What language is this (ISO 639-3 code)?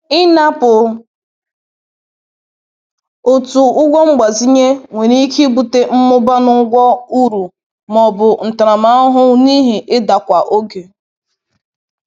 ibo